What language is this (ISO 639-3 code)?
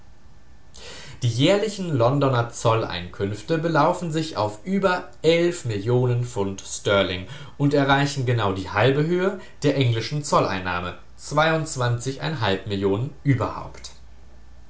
deu